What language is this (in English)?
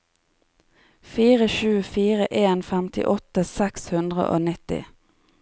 Norwegian